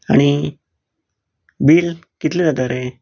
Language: Konkani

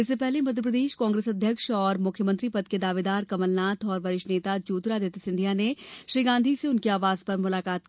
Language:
Hindi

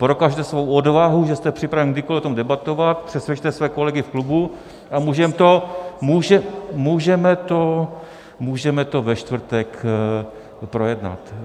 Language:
Czech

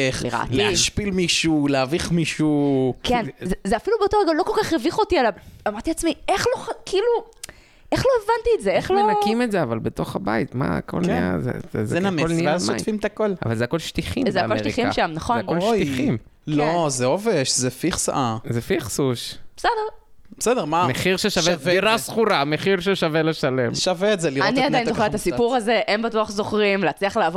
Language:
Hebrew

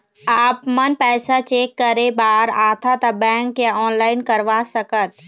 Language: Chhattisgarhi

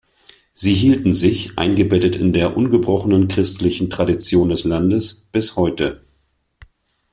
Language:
German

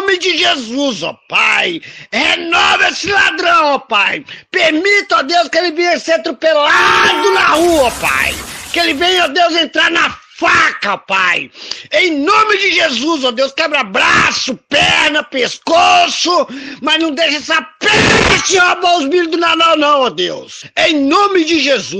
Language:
Portuguese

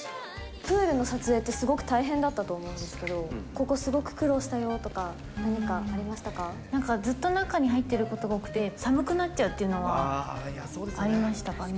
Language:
Japanese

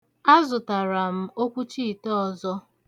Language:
Igbo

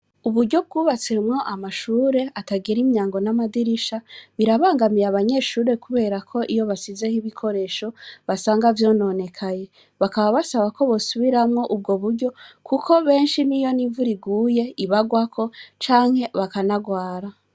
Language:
Rundi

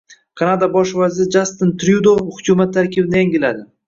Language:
Uzbek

